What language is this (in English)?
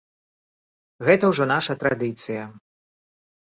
Belarusian